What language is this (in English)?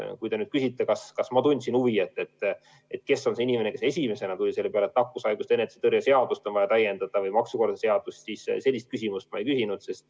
Estonian